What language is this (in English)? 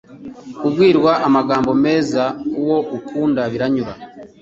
Kinyarwanda